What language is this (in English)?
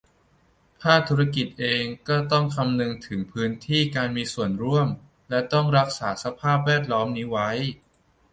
Thai